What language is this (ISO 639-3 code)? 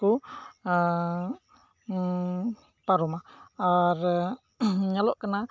sat